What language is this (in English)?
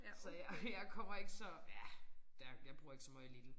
Danish